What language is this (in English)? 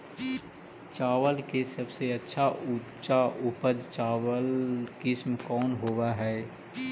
Magahi